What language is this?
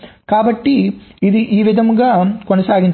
Telugu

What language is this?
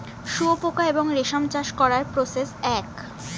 Bangla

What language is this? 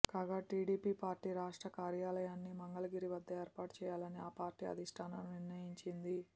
Telugu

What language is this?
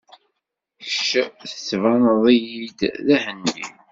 Kabyle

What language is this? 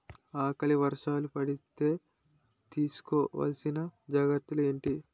Telugu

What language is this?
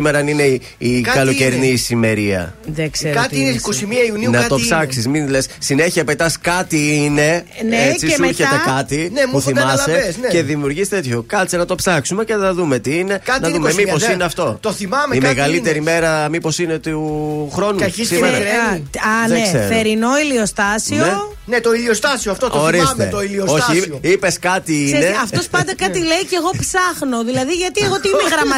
Greek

